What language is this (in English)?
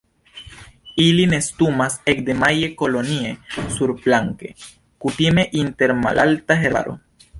Esperanto